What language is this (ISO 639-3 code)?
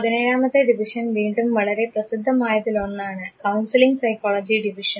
mal